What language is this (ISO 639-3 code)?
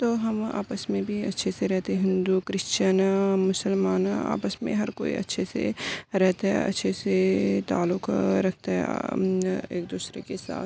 urd